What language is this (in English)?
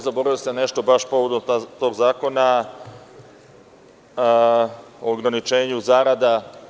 Serbian